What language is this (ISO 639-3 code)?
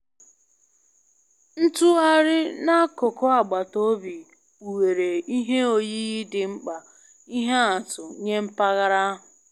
ibo